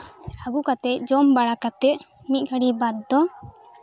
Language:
Santali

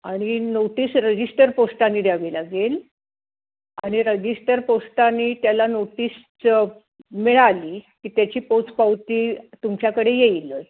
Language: Marathi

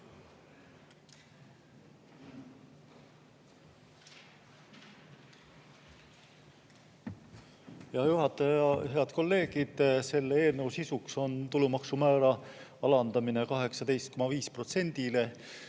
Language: Estonian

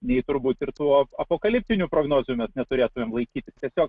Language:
Lithuanian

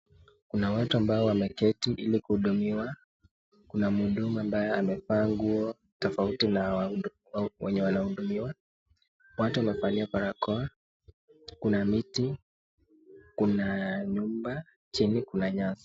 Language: Swahili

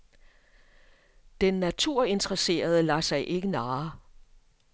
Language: Danish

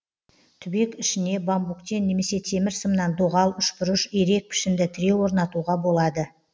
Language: Kazakh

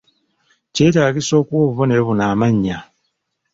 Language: Ganda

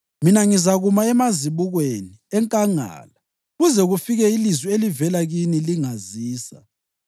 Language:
North Ndebele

